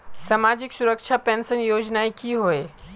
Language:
Magahi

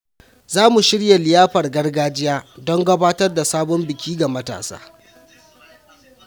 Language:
Hausa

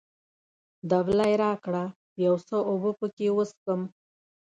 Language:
Pashto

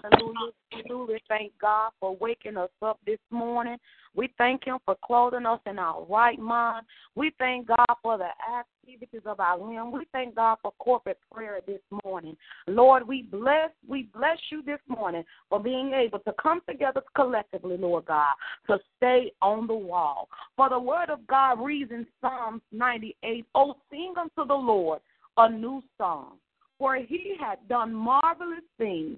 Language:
English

